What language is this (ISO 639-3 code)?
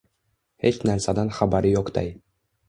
uzb